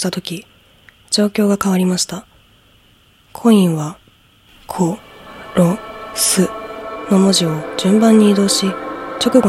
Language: Japanese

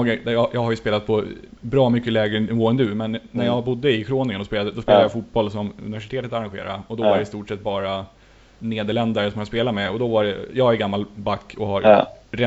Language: Swedish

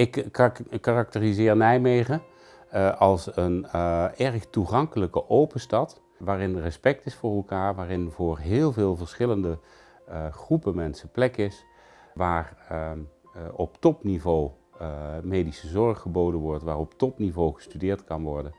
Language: Dutch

